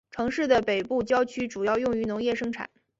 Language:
Chinese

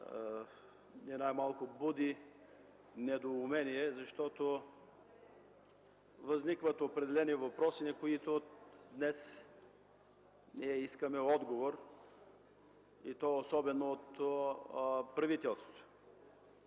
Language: Bulgarian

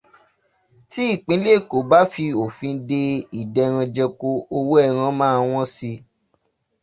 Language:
Yoruba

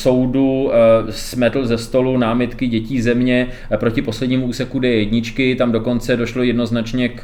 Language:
Czech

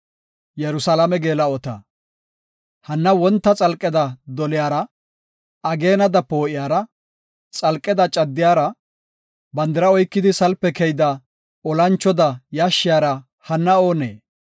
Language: Gofa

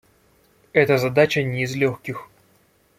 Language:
Russian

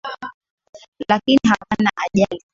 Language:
Swahili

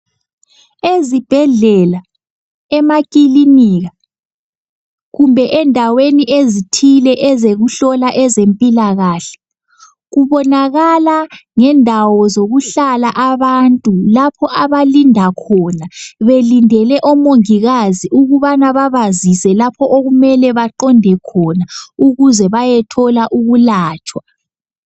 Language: North Ndebele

